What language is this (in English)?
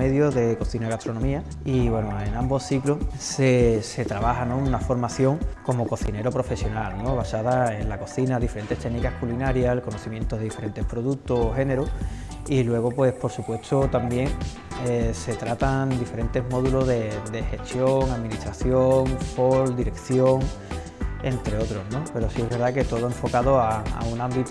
Spanish